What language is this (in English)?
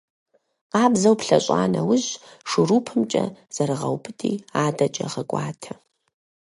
Kabardian